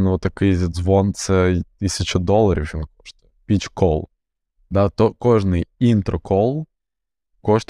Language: Ukrainian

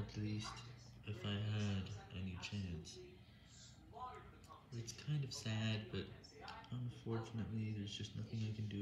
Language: English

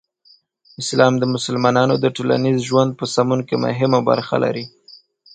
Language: Pashto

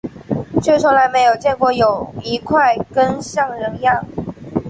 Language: Chinese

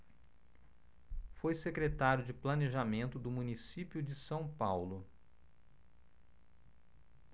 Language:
Portuguese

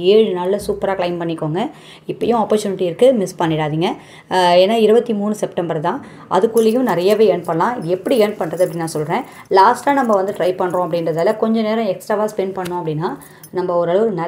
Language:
Tamil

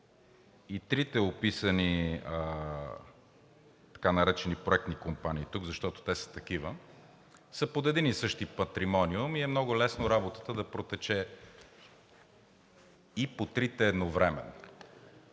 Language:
Bulgarian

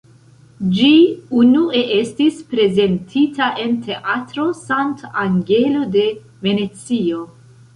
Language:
Esperanto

